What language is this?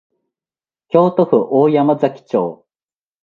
Japanese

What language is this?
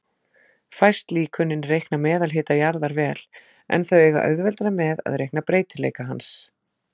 Icelandic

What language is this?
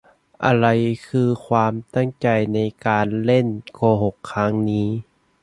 Thai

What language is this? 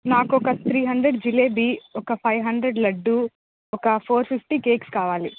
Telugu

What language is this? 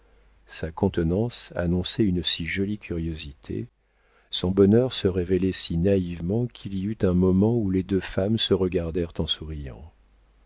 French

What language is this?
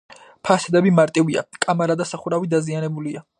Georgian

